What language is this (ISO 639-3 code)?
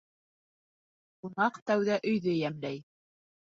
bak